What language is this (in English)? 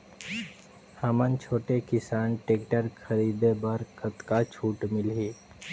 Chhattisgarhi